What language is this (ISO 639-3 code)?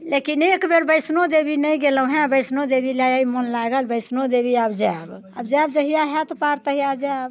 mai